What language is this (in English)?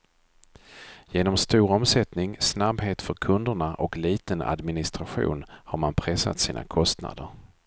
Swedish